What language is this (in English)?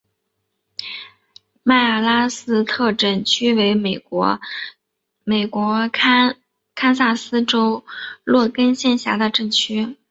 Chinese